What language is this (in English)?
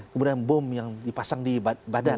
Indonesian